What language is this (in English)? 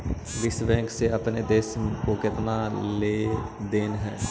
Magahi